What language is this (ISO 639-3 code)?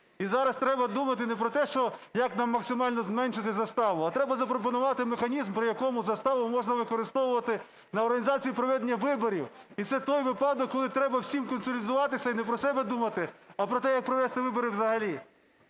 ukr